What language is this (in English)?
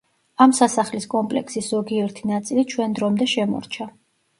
Georgian